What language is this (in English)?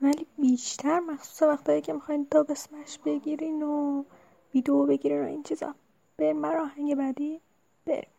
Persian